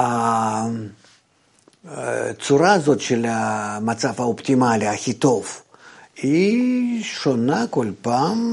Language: Hebrew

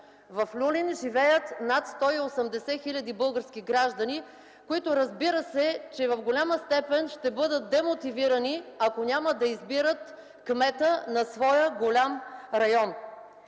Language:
Bulgarian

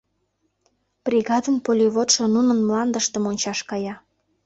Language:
Mari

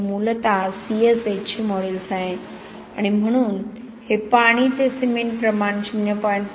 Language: Marathi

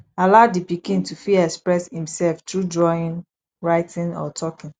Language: Nigerian Pidgin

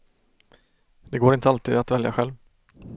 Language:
Swedish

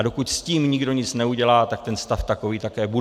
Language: Czech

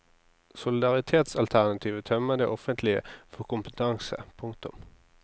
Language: Norwegian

